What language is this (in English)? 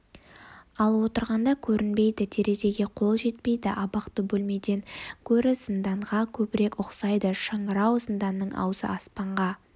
Kazakh